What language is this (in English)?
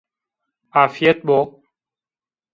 Zaza